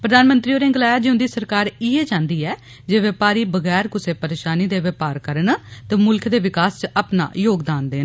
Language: Dogri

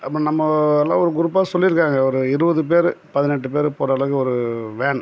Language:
Tamil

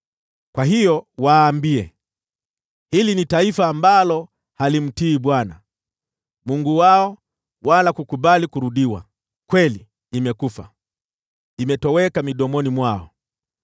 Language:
Swahili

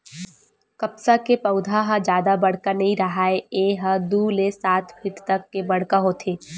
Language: Chhattisgarhi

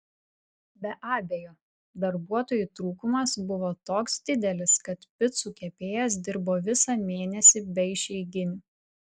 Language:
Lithuanian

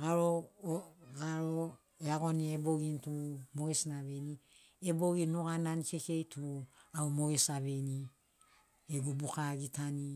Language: Sinaugoro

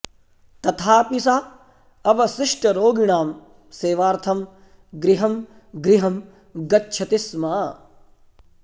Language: Sanskrit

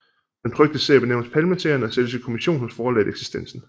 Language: Danish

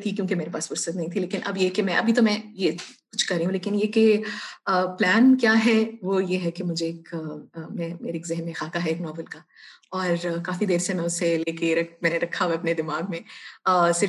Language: Urdu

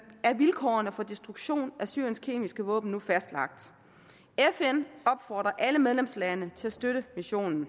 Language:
Danish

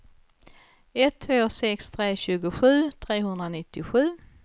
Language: Swedish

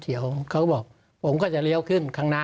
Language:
Thai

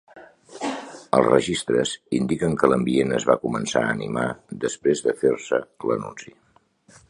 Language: Catalan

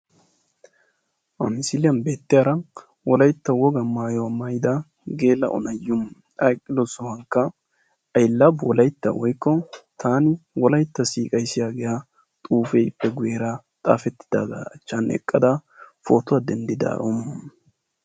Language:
Wolaytta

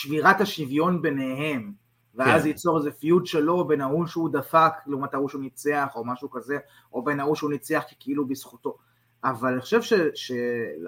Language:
Hebrew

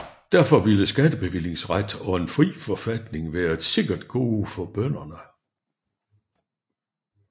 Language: Danish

